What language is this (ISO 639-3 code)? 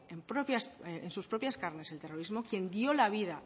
spa